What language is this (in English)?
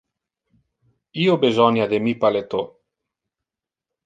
Interlingua